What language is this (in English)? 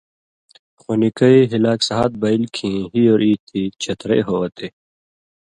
Indus Kohistani